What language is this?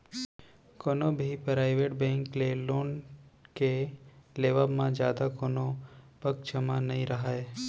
Chhattisgarhi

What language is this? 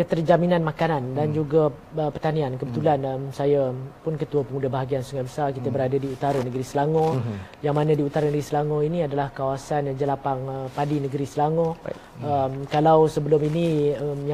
Malay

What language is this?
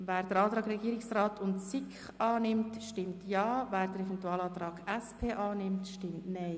Swiss German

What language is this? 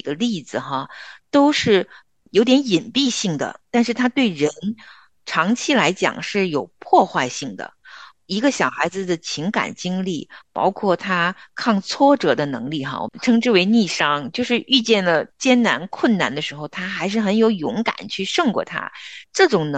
Chinese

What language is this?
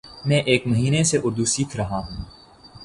Urdu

